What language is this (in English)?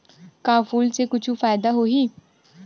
Chhattisgarhi